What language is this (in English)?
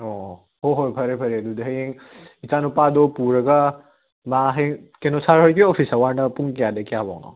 Manipuri